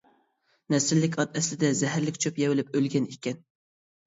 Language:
Uyghur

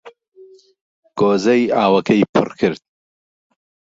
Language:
Central Kurdish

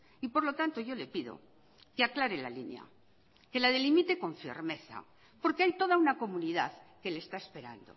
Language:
Spanish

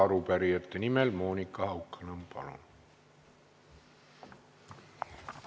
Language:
Estonian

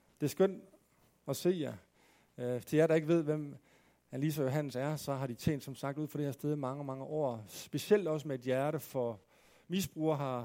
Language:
Danish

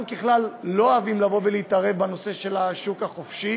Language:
Hebrew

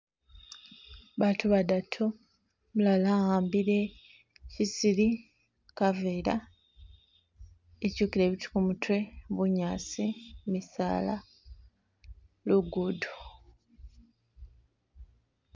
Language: Masaaba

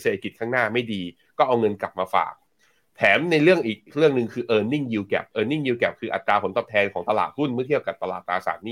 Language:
Thai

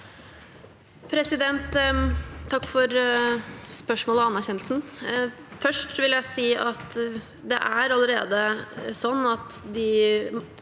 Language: Norwegian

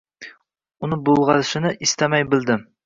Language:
Uzbek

